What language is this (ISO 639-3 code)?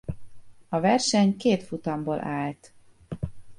hun